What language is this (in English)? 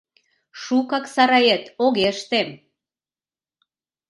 Mari